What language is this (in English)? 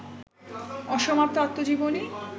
Bangla